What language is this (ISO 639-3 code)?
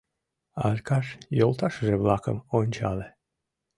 chm